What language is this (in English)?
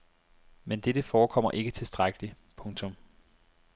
Danish